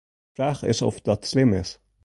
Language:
Western Frisian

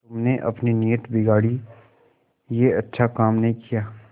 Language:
Hindi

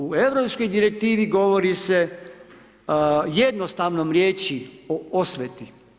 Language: Croatian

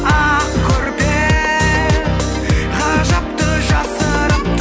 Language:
Kazakh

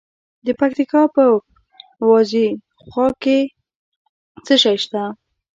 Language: Pashto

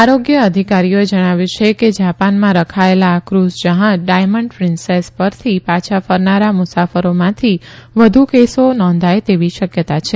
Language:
Gujarati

